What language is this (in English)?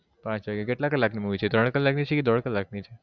Gujarati